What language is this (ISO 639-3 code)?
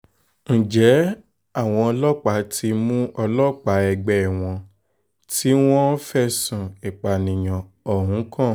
yor